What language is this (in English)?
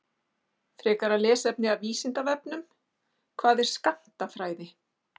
Icelandic